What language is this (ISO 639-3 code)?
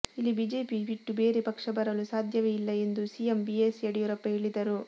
kan